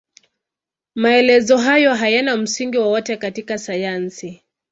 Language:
Swahili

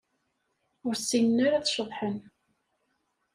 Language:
Kabyle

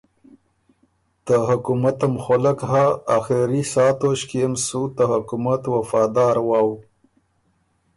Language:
Ormuri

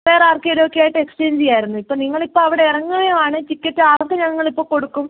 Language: Malayalam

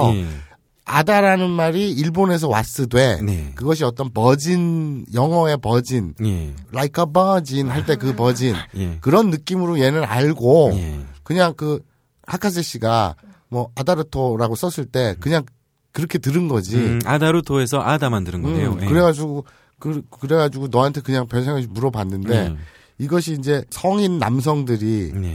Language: Korean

